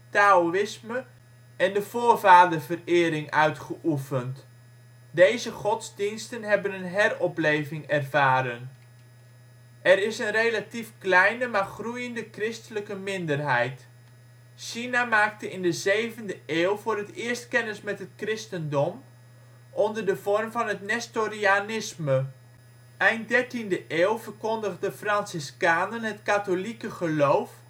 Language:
Dutch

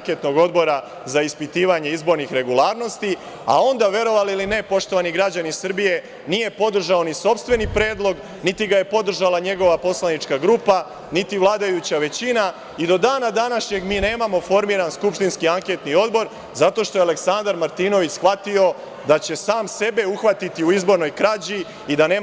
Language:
Serbian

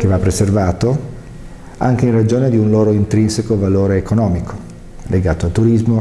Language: Italian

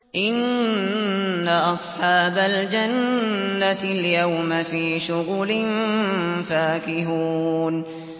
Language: Arabic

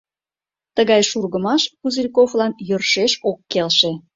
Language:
Mari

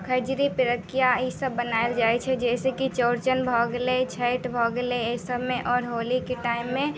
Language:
Maithili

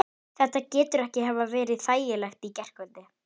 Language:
Icelandic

